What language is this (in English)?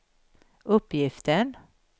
Swedish